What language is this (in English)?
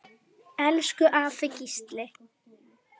Icelandic